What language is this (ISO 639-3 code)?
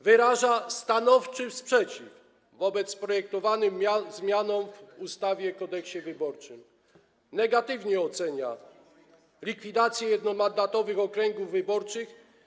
pol